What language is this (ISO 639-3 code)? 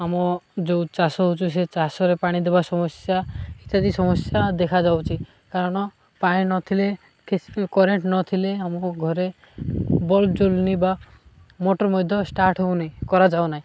ori